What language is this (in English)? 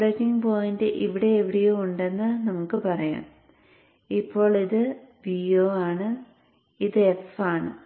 Malayalam